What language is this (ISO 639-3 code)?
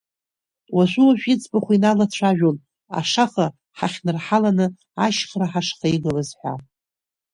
abk